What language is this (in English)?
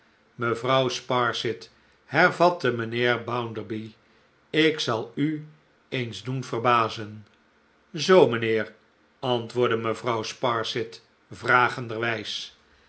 Dutch